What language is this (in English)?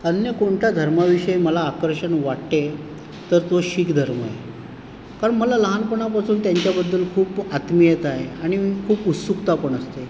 Marathi